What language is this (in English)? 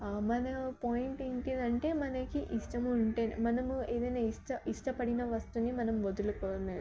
Telugu